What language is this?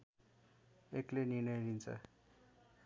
Nepali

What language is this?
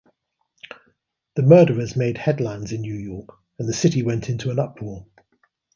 English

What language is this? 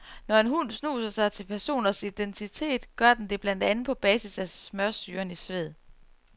Danish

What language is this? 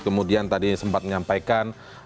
Indonesian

